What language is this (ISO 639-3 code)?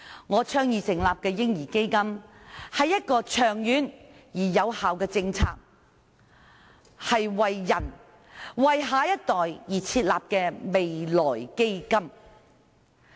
yue